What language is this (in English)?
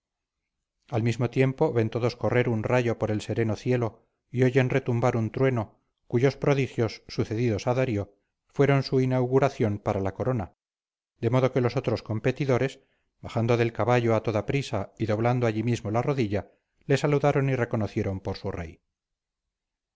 Spanish